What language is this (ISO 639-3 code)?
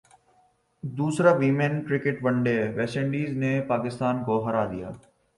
urd